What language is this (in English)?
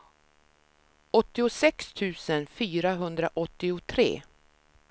Swedish